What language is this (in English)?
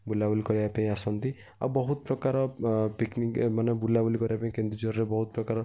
Odia